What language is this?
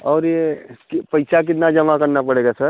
Hindi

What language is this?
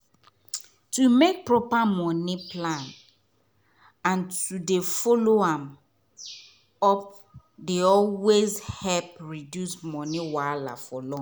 Nigerian Pidgin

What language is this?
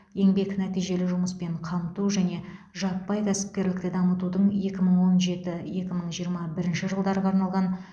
Kazakh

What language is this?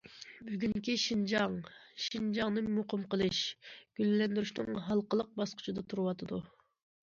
Uyghur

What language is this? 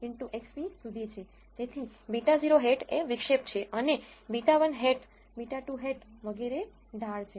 Gujarati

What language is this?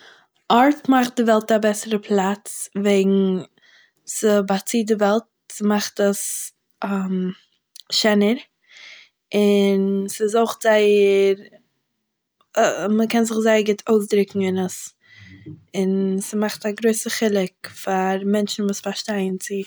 Yiddish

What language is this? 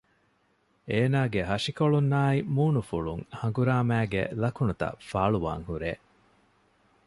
Divehi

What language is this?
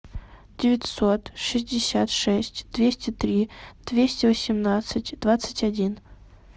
Russian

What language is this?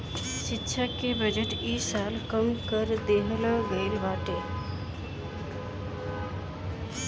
Bhojpuri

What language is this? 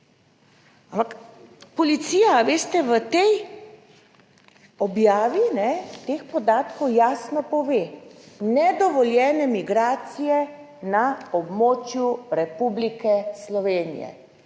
Slovenian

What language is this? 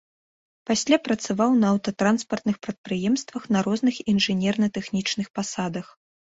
Belarusian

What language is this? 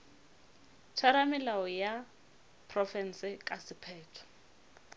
Northern Sotho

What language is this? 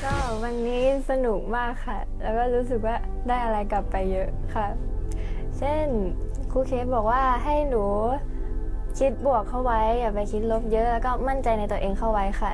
Thai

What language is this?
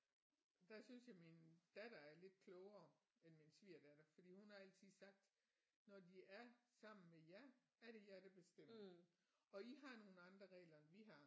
Danish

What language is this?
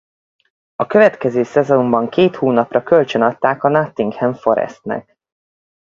Hungarian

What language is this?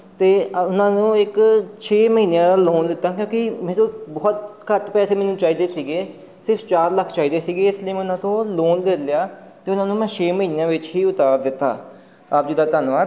Punjabi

